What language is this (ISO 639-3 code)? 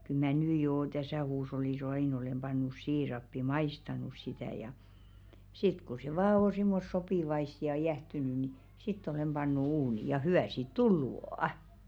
fin